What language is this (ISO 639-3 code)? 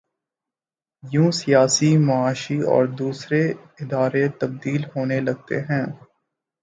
urd